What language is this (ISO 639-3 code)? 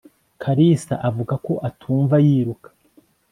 kin